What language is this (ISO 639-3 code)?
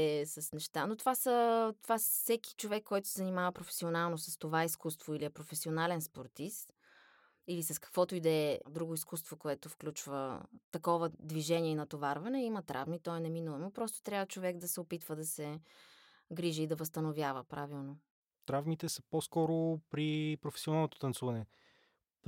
bul